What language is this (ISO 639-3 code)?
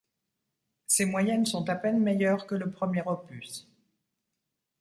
fra